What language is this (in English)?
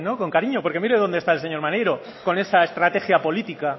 Spanish